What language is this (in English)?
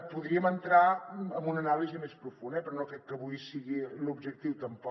Catalan